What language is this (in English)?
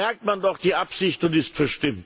German